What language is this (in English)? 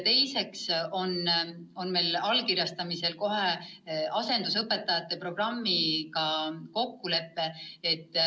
Estonian